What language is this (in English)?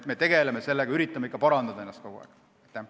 Estonian